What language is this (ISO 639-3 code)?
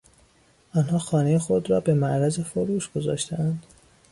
fas